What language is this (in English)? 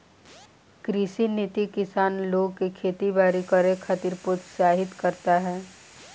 Bhojpuri